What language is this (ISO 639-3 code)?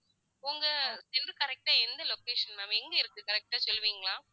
tam